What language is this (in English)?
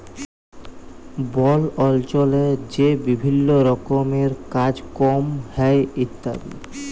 Bangla